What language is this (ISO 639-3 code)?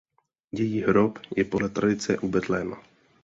ces